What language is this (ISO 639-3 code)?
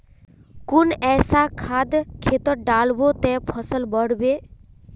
mag